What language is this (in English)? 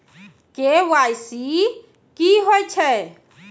Maithili